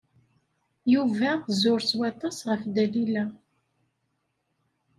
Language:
Kabyle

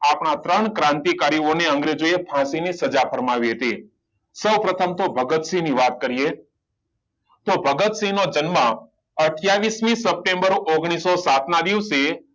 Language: Gujarati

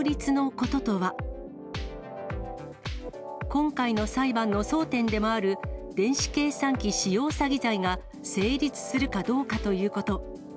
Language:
Japanese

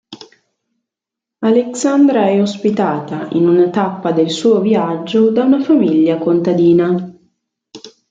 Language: Italian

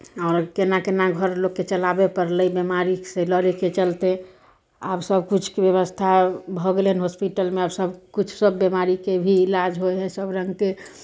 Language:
Maithili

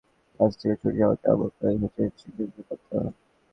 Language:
Bangla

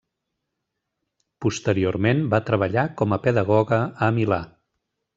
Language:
Catalan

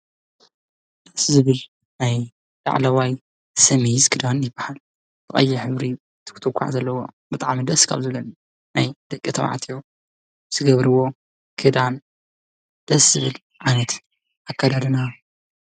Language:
Tigrinya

